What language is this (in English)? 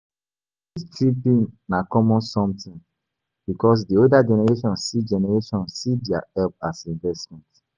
Nigerian Pidgin